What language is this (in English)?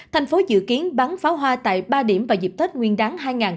Vietnamese